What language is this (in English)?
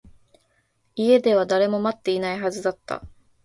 Japanese